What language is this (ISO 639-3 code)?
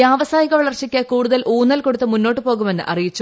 mal